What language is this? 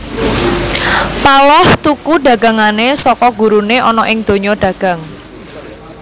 Javanese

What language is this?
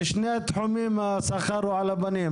Hebrew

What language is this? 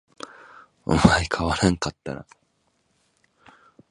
Japanese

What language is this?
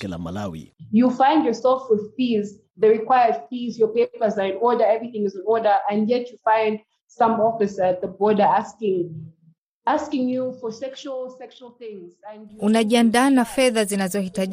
Swahili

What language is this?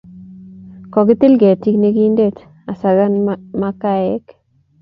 Kalenjin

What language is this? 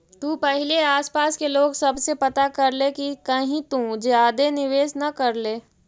Magahi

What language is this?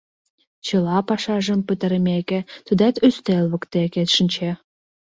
Mari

